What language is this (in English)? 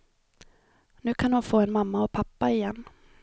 Swedish